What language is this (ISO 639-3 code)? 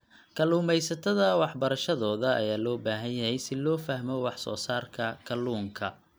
som